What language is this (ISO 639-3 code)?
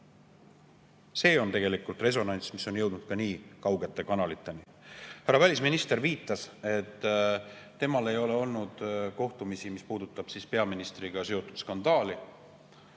est